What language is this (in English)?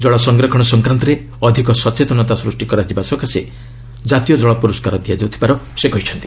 Odia